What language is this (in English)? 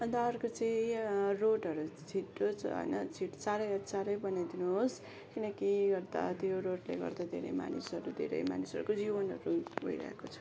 Nepali